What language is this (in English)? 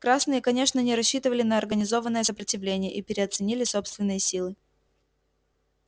Russian